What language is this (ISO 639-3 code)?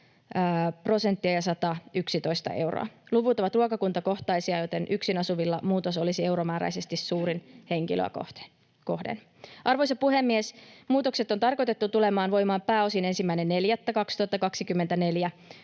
fin